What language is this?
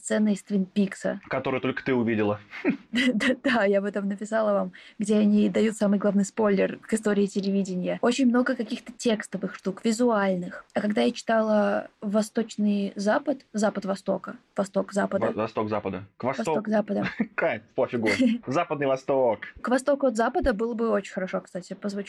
Russian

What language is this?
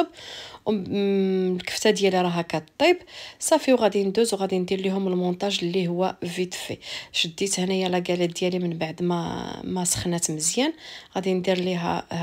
Arabic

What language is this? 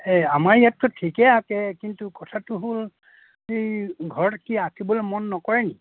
Assamese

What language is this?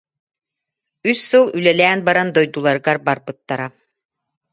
Yakut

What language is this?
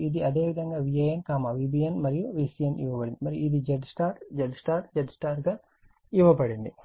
Telugu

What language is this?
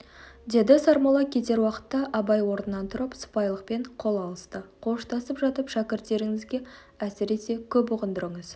Kazakh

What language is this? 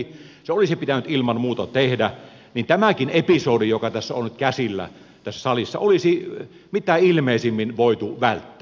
Finnish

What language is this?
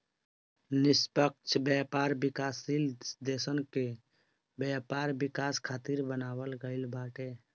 Bhojpuri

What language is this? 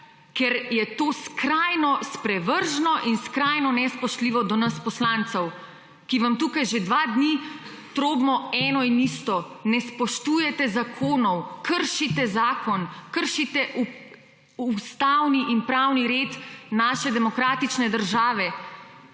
Slovenian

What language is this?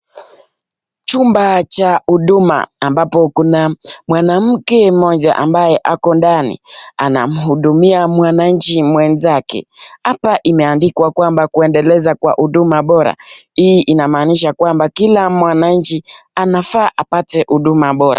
Swahili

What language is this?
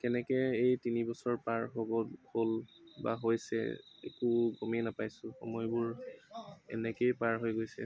Assamese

